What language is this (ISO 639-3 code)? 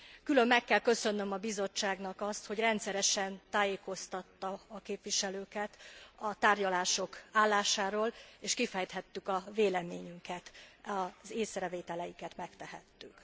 hun